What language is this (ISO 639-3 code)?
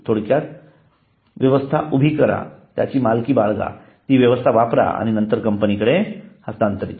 mar